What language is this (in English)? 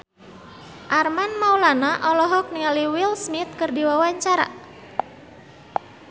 Sundanese